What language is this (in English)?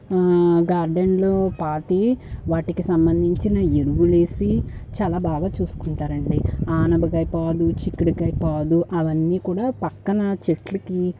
Telugu